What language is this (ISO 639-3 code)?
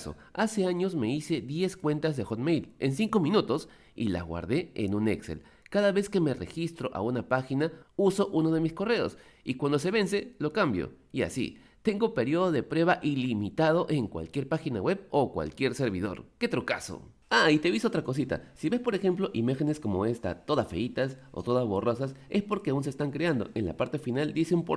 spa